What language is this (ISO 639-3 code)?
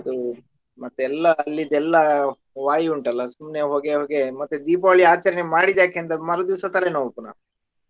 kan